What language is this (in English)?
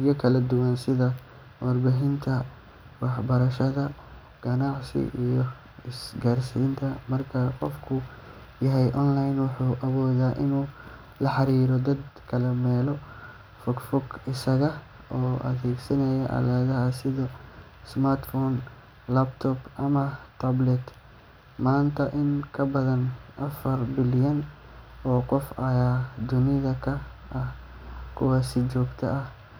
Somali